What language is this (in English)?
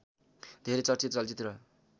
Nepali